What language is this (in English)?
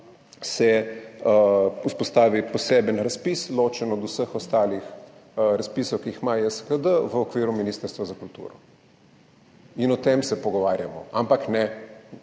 Slovenian